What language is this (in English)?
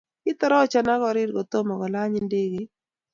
Kalenjin